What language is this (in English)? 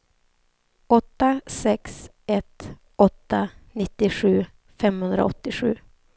Swedish